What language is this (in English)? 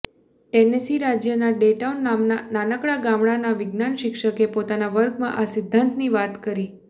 Gujarati